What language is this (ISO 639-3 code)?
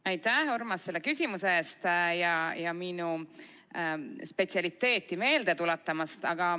est